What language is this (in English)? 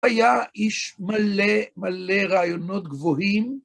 Hebrew